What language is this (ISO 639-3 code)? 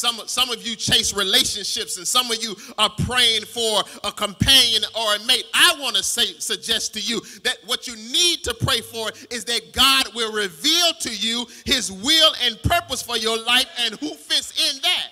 eng